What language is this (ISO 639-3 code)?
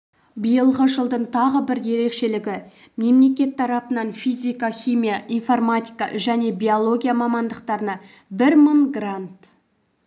kaz